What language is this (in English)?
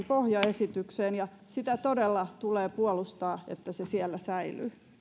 Finnish